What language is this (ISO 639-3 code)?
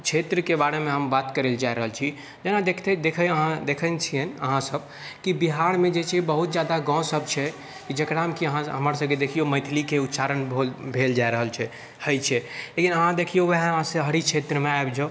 mai